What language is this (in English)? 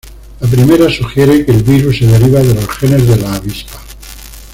Spanish